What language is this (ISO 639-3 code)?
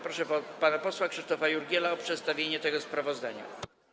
pol